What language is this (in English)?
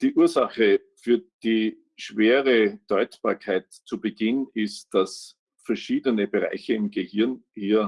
German